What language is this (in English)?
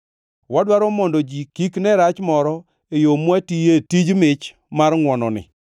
Luo (Kenya and Tanzania)